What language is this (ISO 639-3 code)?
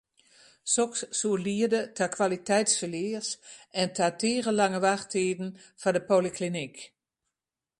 fry